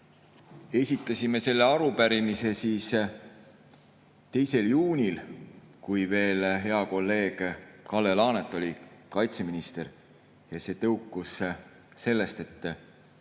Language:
Estonian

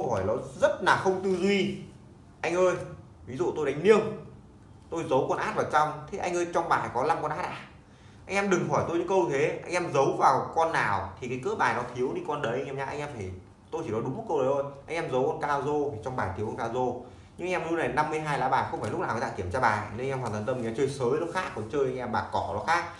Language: Vietnamese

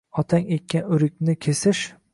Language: Uzbek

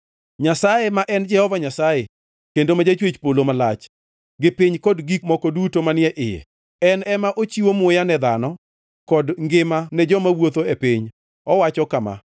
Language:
Luo (Kenya and Tanzania)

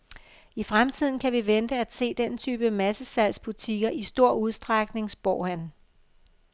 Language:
Danish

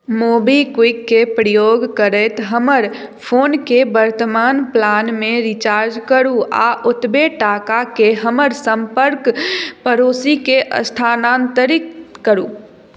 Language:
Maithili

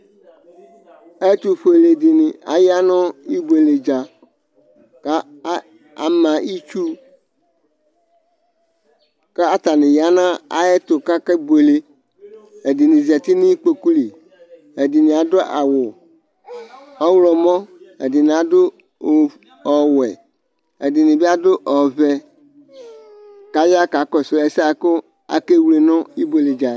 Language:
Ikposo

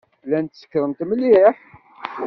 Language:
Kabyle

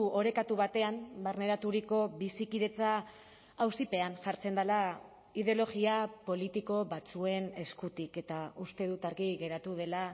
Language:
Basque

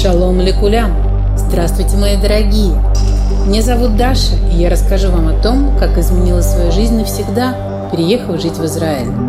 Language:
Russian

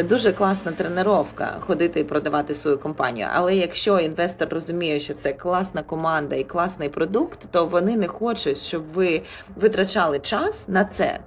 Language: Ukrainian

